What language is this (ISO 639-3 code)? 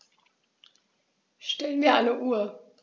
deu